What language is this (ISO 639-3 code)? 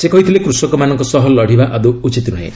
ori